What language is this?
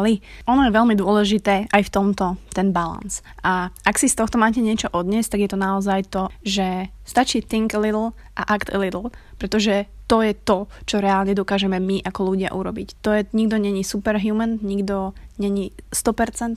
Slovak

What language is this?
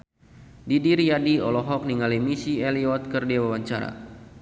Sundanese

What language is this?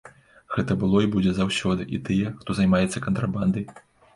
Belarusian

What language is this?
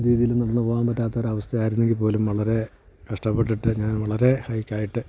Malayalam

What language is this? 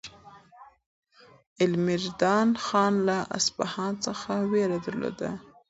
Pashto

